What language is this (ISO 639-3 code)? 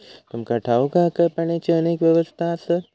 mar